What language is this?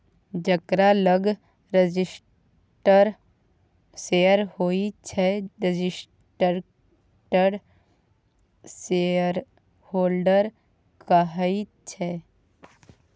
Maithili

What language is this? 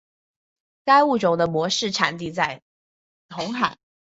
Chinese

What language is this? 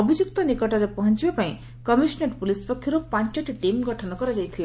Odia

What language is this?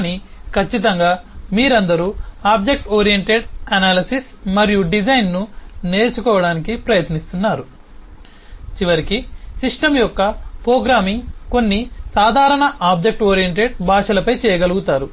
Telugu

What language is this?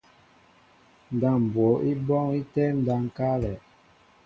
Mbo (Cameroon)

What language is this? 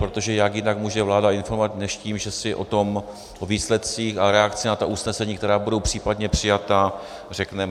Czech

